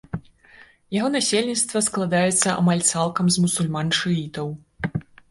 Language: Belarusian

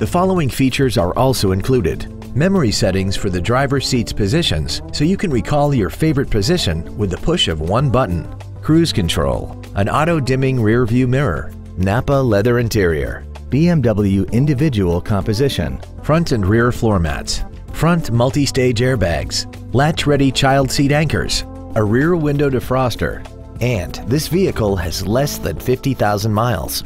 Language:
English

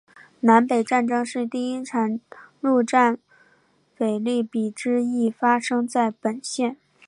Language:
Chinese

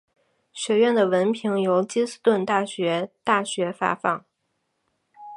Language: Chinese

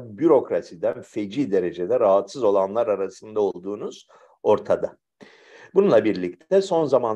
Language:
Turkish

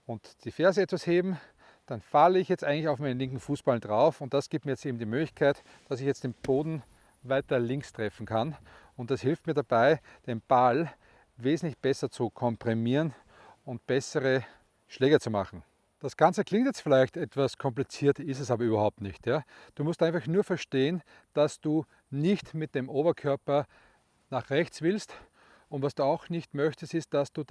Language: German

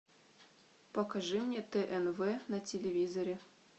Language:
Russian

